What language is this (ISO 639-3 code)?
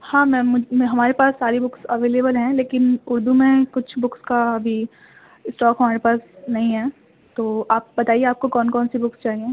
urd